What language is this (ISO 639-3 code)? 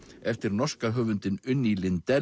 isl